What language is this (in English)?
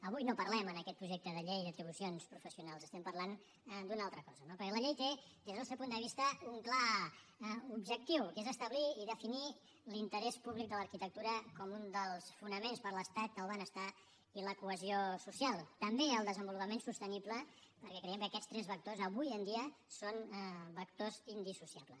Catalan